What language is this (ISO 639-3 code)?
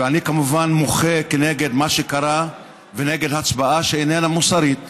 heb